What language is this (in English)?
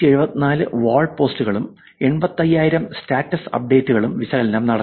Malayalam